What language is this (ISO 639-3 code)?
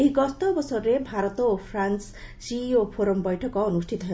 ori